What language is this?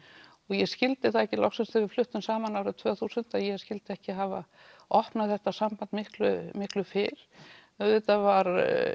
Icelandic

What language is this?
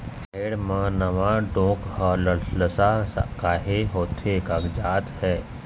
Chhattisgarhi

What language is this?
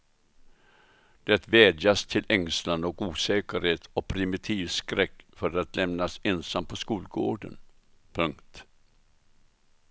Swedish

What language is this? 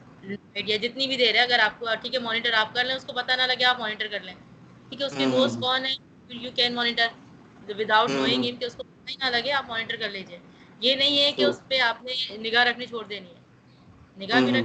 Urdu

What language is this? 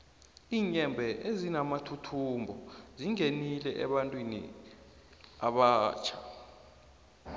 South Ndebele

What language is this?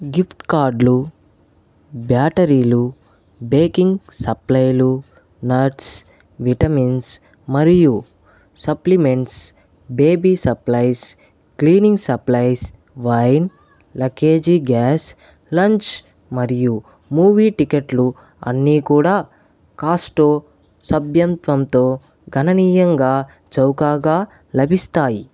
Telugu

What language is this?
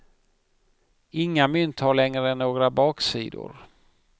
Swedish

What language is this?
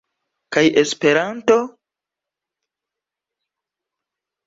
Esperanto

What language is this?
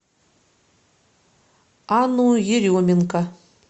Russian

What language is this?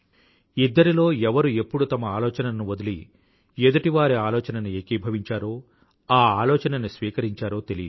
Telugu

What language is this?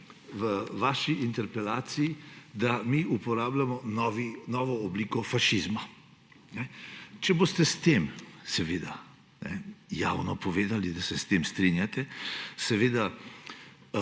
Slovenian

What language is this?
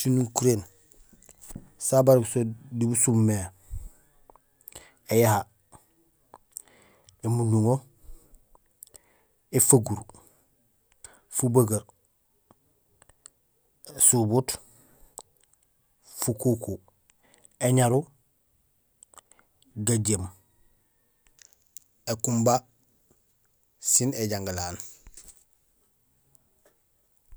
Gusilay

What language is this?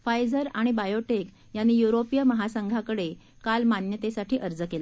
Marathi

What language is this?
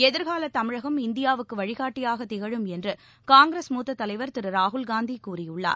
Tamil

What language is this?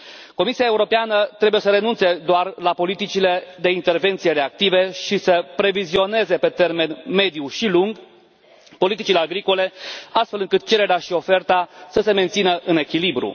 Romanian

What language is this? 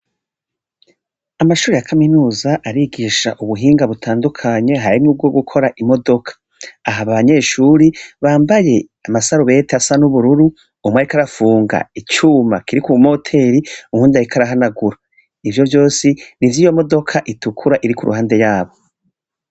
Rundi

